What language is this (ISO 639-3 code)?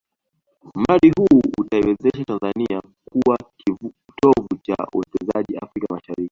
swa